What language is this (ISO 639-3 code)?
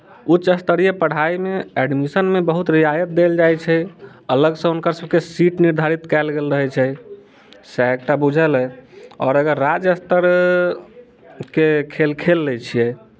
mai